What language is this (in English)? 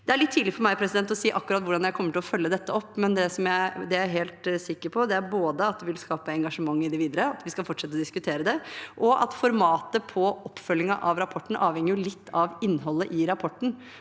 Norwegian